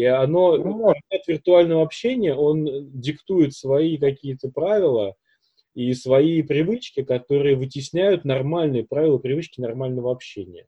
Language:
Russian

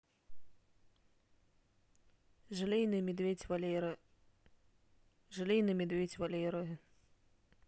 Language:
Russian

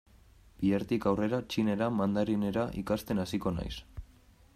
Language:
Basque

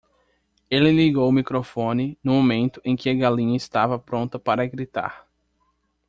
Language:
Portuguese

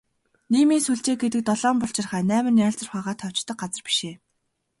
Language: Mongolian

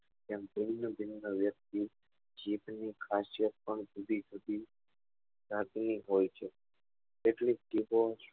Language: Gujarati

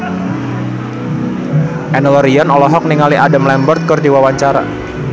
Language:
Sundanese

